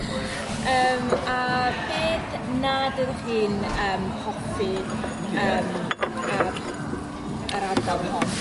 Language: Welsh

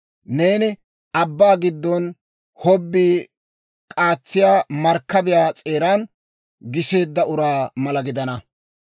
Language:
Dawro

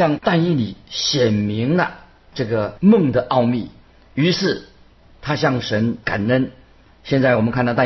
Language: Chinese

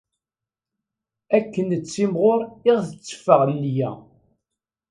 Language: Kabyle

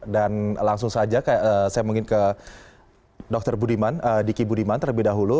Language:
Indonesian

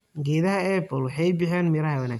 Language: Somali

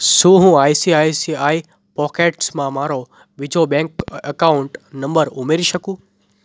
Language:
Gujarati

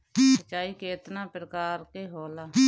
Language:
Bhojpuri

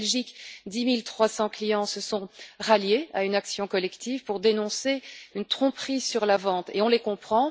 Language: French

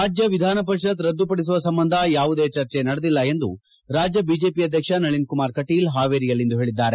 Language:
Kannada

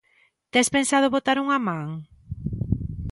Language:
Galician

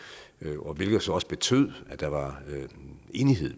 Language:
Danish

